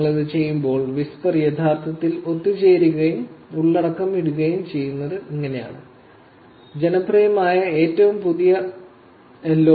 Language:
Malayalam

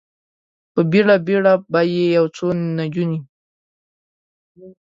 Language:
Pashto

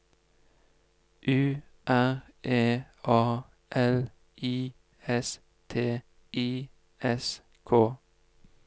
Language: Norwegian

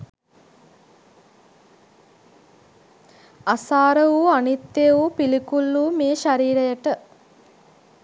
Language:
Sinhala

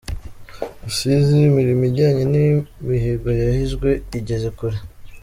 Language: Kinyarwanda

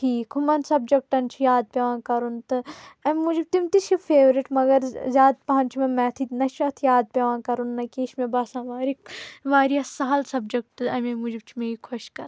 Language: Kashmiri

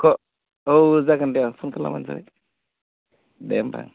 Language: Bodo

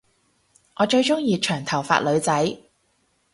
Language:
Cantonese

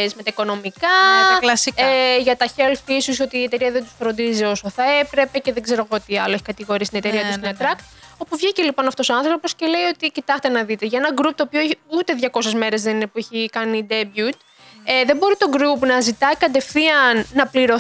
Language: Greek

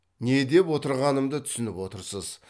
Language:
Kazakh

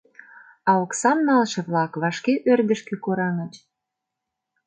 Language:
Mari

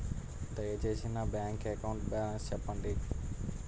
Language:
Telugu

